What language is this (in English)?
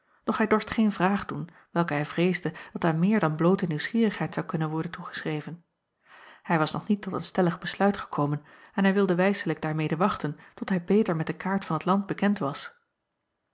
Dutch